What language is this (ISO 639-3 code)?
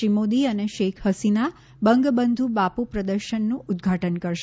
guj